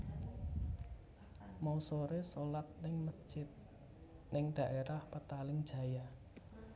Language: Javanese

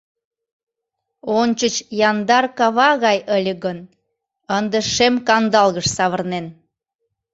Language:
Mari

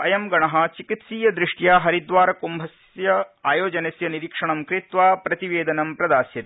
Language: Sanskrit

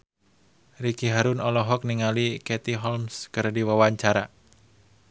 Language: Sundanese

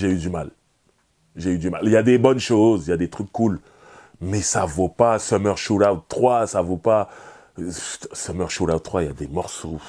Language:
French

